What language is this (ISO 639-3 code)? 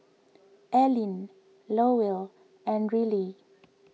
eng